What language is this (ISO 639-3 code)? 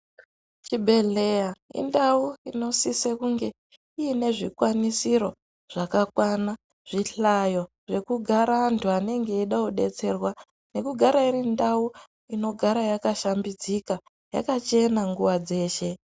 ndc